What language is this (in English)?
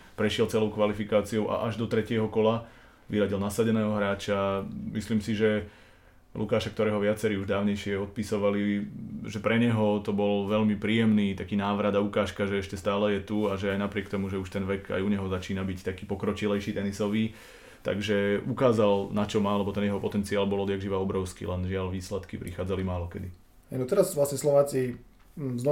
Slovak